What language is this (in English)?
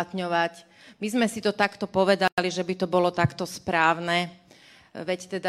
Slovak